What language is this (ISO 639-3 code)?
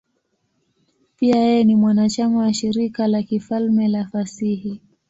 swa